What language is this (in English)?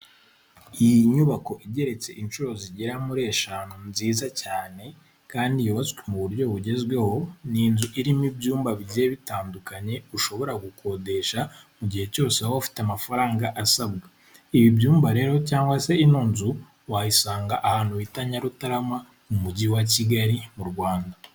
Kinyarwanda